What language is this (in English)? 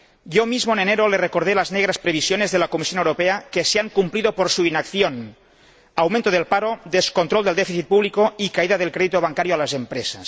Spanish